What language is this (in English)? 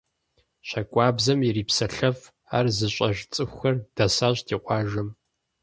Kabardian